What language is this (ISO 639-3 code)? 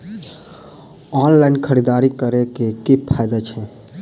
mai